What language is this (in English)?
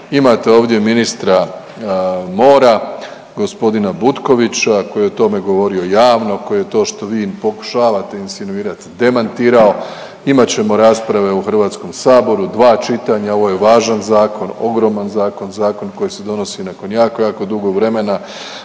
Croatian